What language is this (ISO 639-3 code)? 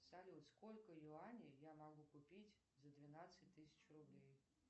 rus